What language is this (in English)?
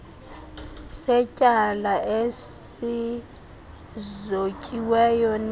Xhosa